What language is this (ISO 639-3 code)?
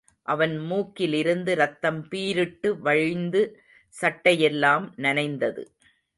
tam